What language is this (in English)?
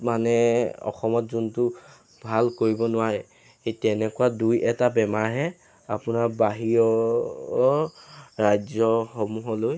Assamese